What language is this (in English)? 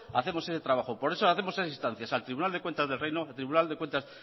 Spanish